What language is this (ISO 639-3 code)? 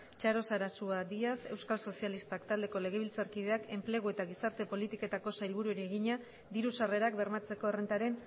eus